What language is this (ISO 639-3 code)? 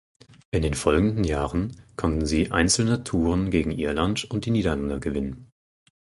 deu